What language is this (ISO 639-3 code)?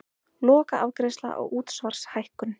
isl